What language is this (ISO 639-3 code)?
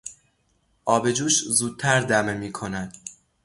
fas